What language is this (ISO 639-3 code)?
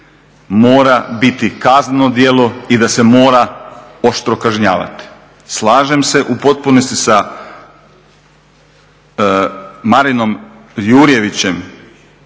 hrv